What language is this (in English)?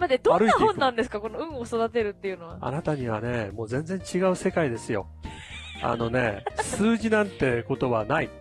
Japanese